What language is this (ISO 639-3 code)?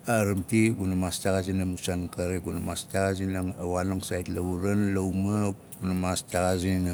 nal